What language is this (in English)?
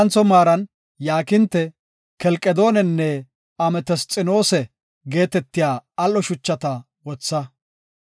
Gofa